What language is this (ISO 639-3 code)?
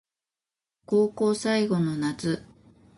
jpn